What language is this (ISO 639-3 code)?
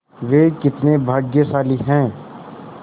hin